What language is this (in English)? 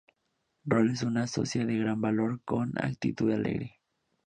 Spanish